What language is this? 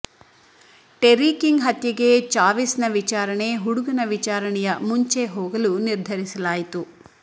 Kannada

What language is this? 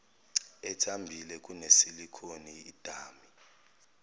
Zulu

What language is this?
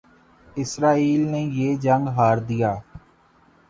Urdu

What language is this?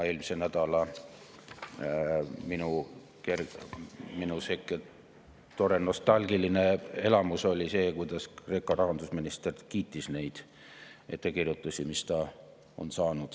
Estonian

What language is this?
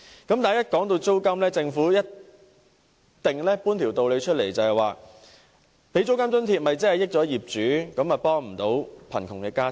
Cantonese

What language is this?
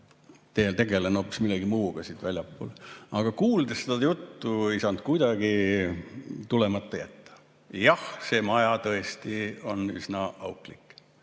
Estonian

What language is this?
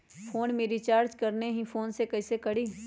Magahi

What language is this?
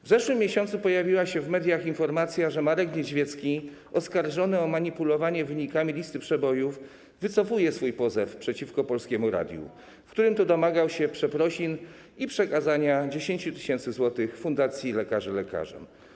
Polish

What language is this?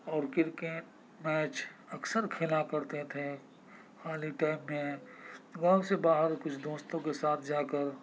Urdu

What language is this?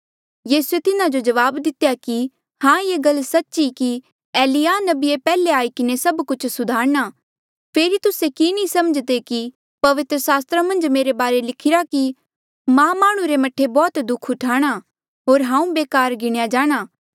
Mandeali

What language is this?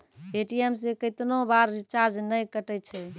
Maithili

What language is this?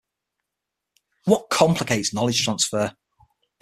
English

